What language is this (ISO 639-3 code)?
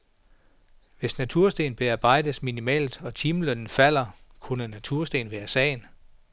dan